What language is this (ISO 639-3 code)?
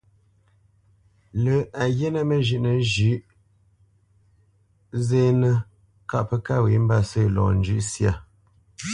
bce